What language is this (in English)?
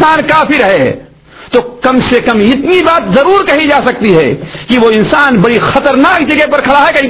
Urdu